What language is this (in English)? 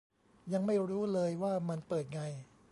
Thai